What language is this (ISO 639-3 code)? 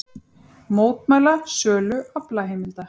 isl